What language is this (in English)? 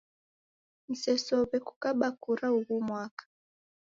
Taita